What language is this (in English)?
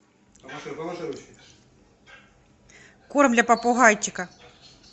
Russian